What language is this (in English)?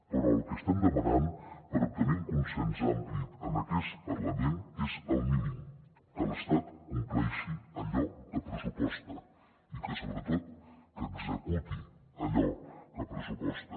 Catalan